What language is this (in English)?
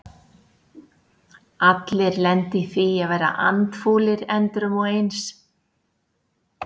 Icelandic